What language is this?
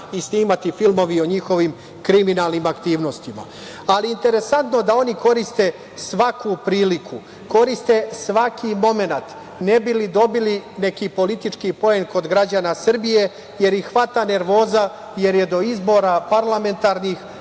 Serbian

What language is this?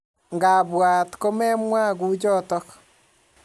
Kalenjin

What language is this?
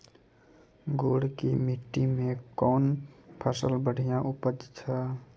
Maithili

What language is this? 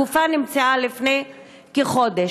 Hebrew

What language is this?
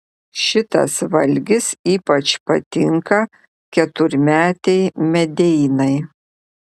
Lithuanian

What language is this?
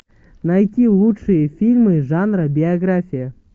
Russian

